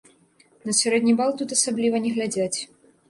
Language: Belarusian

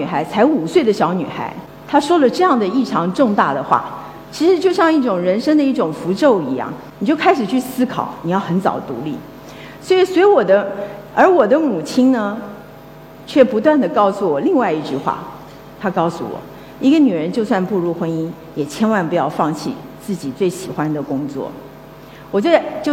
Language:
Chinese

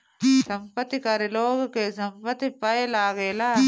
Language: Bhojpuri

